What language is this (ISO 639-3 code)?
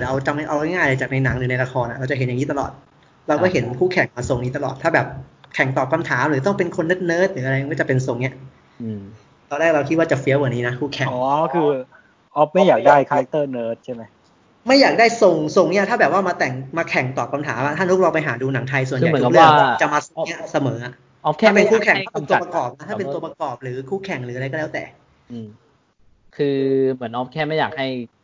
tha